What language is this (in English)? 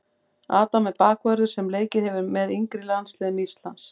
Icelandic